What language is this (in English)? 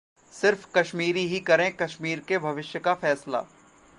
Hindi